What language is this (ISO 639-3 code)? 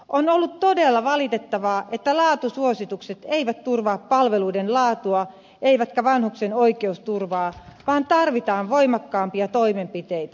fin